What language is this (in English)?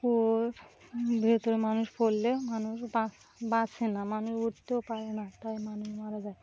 Bangla